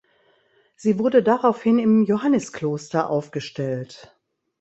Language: German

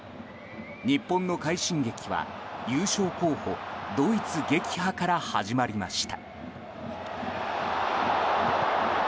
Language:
Japanese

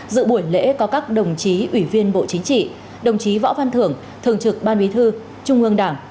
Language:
Vietnamese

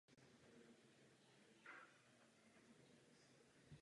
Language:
Czech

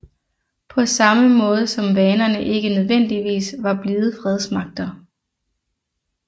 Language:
Danish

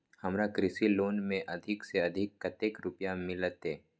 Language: Maithili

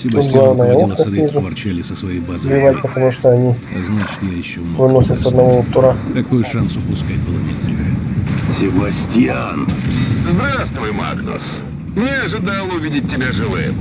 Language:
Russian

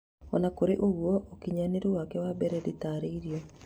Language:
Kikuyu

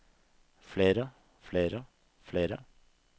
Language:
Norwegian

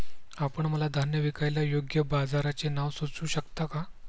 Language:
Marathi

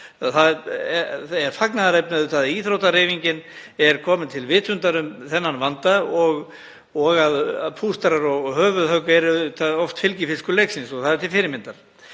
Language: Icelandic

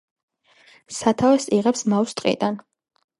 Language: Georgian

